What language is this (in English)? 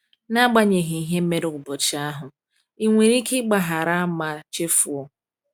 Igbo